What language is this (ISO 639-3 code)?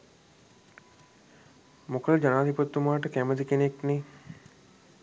sin